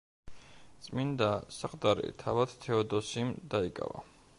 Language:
Georgian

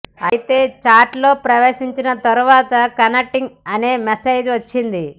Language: Telugu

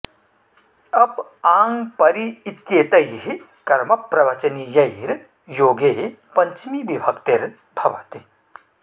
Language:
Sanskrit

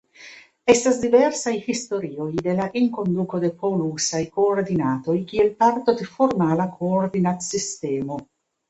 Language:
Esperanto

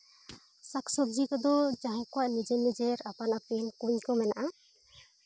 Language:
Santali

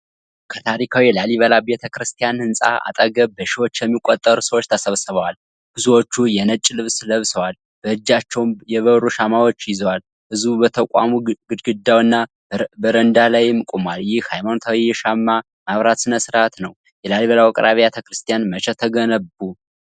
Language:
Amharic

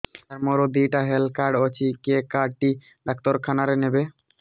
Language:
Odia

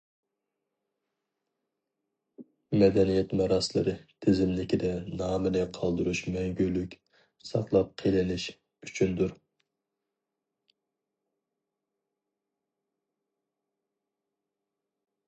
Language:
Uyghur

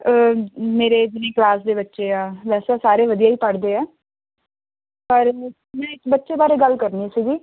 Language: Punjabi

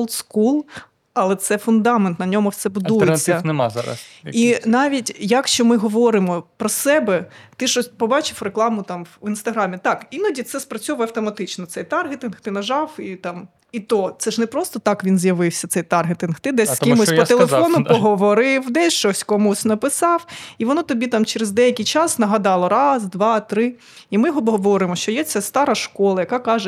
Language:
Ukrainian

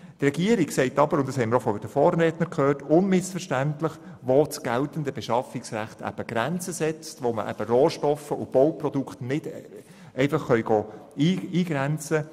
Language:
Swiss German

